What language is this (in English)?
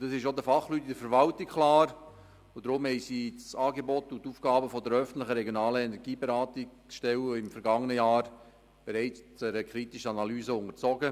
Swiss German